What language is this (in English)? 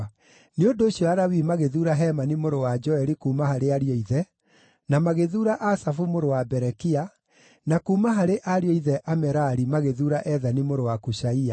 Kikuyu